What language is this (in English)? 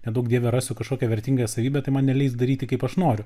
Lithuanian